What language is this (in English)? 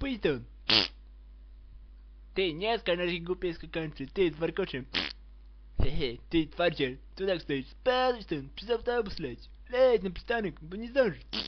Czech